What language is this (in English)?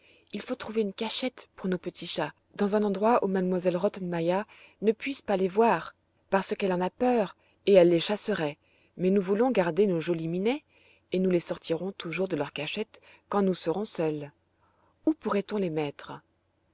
French